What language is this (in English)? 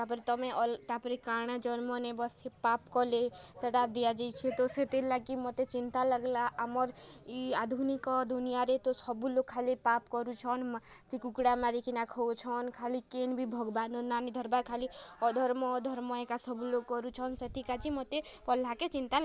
Odia